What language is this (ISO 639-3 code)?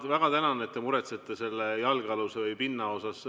est